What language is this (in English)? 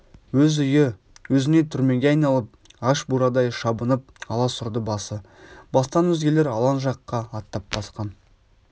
Kazakh